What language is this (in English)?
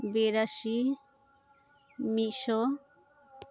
Santali